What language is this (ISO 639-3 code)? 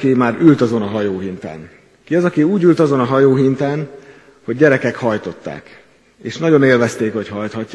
hun